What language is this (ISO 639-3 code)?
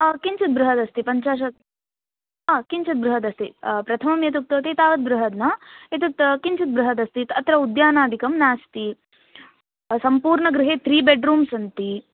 san